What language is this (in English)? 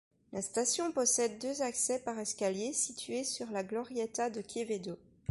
French